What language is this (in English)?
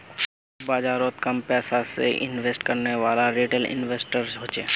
Magahi